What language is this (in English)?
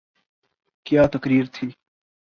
Urdu